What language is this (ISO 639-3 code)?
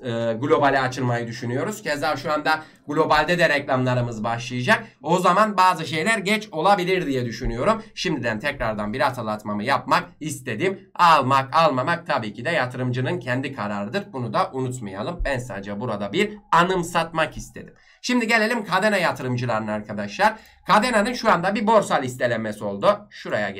tur